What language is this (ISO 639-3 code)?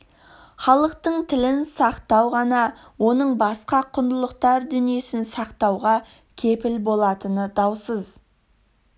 kaz